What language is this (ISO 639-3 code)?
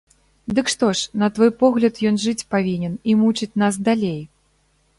bel